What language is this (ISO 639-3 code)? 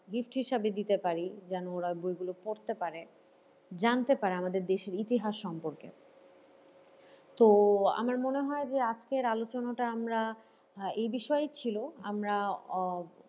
ben